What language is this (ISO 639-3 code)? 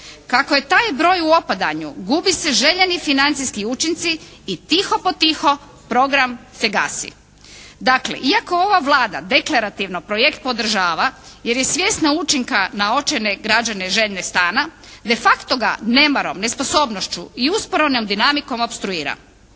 hrv